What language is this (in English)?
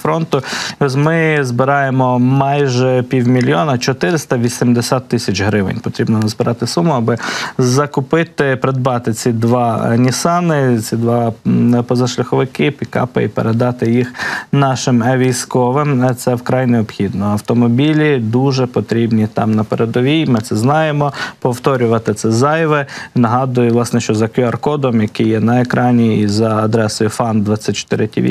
Ukrainian